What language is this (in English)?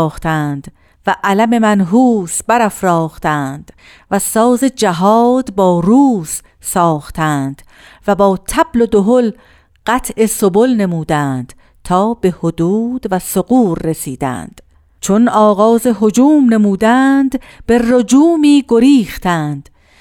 Persian